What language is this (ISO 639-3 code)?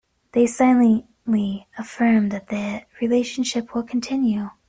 eng